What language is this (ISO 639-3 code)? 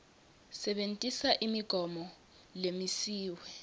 ssw